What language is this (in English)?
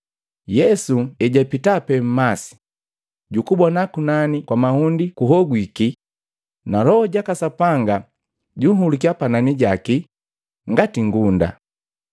Matengo